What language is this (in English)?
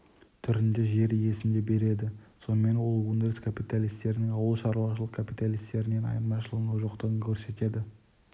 Kazakh